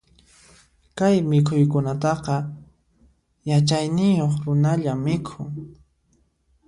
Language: Puno Quechua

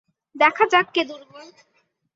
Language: Bangla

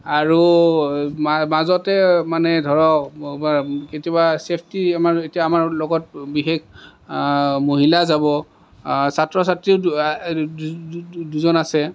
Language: Assamese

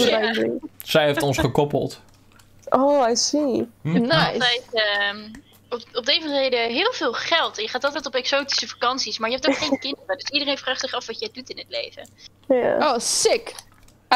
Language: Dutch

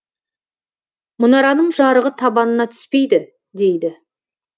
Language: Kazakh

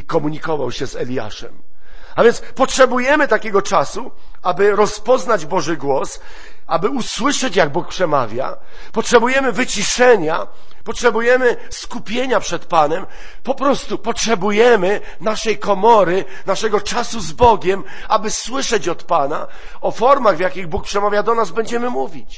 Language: Polish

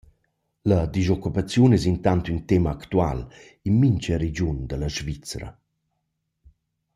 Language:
Romansh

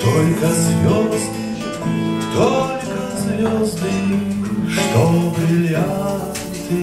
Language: Russian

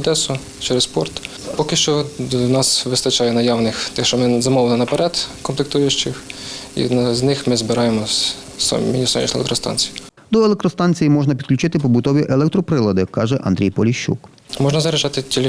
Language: Ukrainian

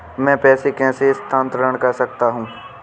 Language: Hindi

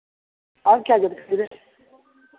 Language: Hindi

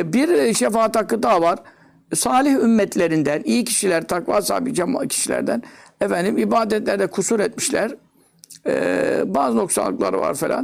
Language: Turkish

